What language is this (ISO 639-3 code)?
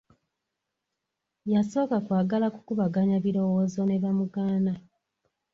lug